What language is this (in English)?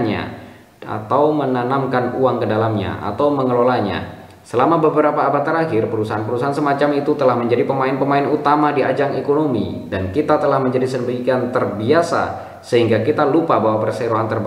Indonesian